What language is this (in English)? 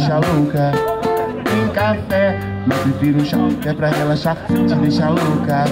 French